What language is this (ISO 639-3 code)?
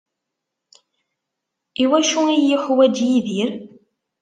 kab